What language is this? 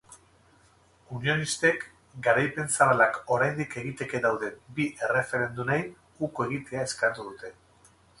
Basque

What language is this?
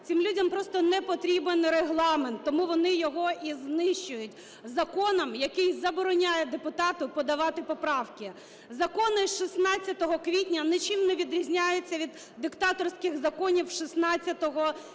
Ukrainian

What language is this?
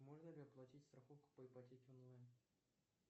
Russian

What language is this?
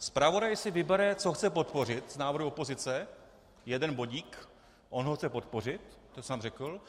Czech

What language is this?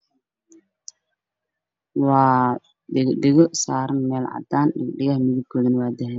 Somali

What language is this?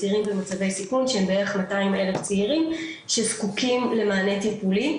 Hebrew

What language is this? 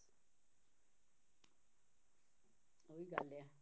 Punjabi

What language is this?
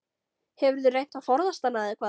Icelandic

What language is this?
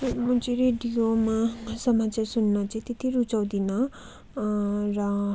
Nepali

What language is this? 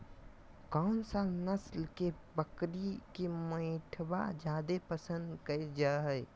Magahi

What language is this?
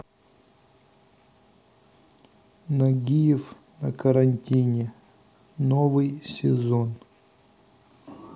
Russian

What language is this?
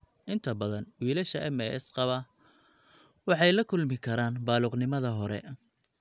Somali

